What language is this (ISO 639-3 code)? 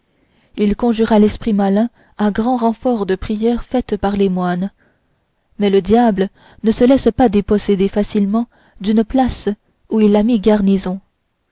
fra